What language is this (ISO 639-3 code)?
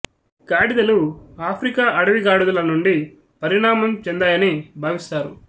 tel